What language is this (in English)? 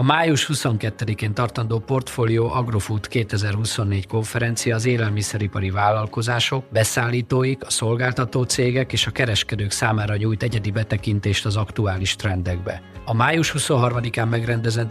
Hungarian